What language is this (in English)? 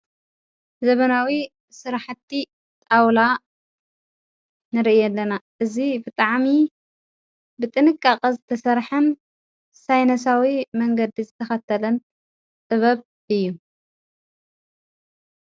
Tigrinya